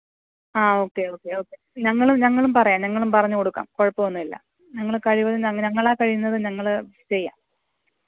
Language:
Malayalam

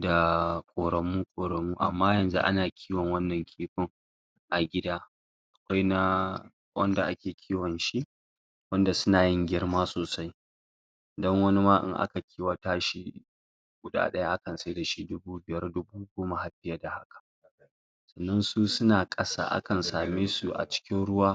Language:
Hausa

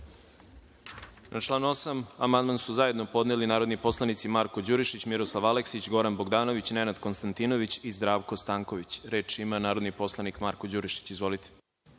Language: Serbian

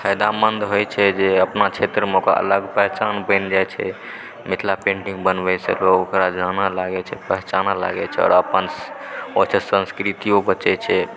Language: Maithili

